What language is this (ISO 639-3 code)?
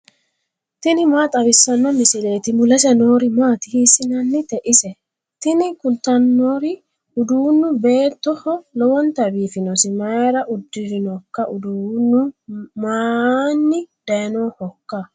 sid